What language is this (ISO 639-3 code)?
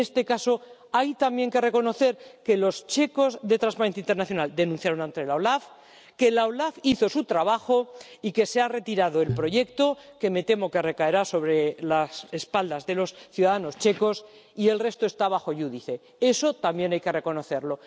spa